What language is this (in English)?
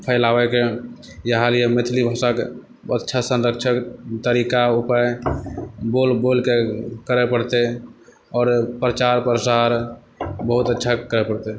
Maithili